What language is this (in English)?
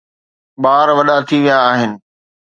Sindhi